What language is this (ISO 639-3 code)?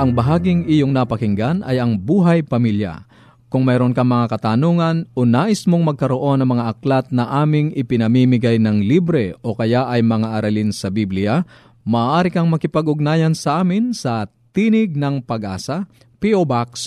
fil